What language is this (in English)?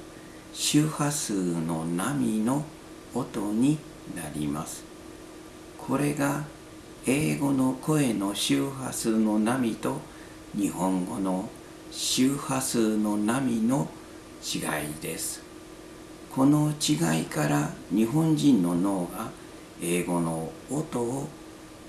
Japanese